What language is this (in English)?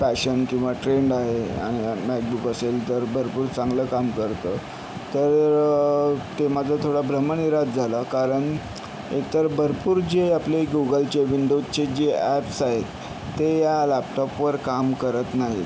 Marathi